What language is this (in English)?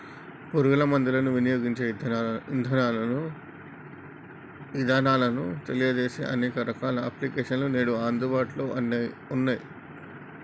Telugu